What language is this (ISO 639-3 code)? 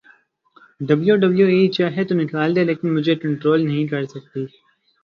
urd